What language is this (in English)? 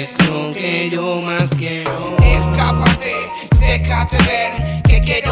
Polish